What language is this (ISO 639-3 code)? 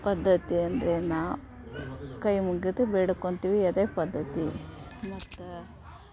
kan